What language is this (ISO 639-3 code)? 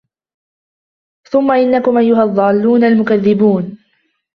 ara